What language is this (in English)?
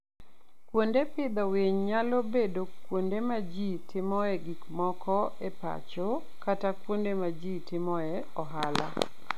Luo (Kenya and Tanzania)